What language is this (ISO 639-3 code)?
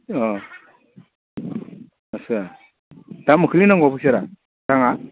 brx